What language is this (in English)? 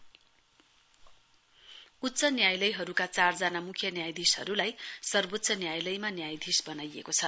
Nepali